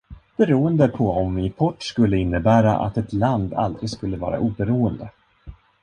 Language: Swedish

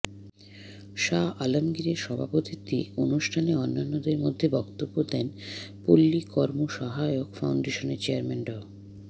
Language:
Bangla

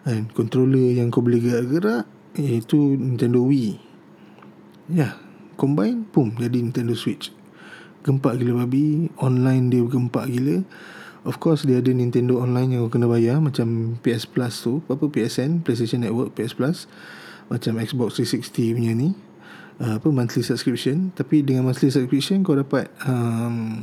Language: Malay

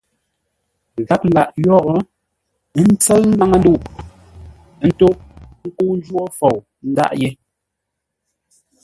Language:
Ngombale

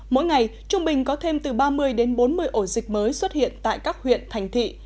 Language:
Vietnamese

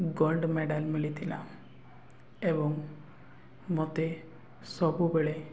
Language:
Odia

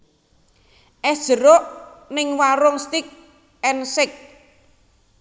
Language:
Javanese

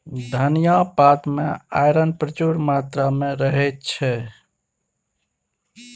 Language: Maithili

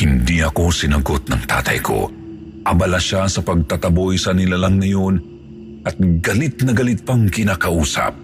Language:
Filipino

